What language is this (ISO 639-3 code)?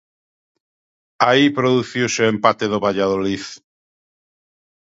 glg